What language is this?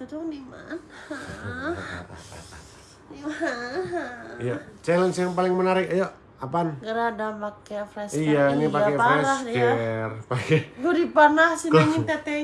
Indonesian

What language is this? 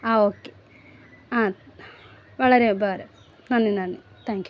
Malayalam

